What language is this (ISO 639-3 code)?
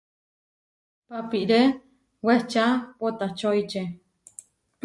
var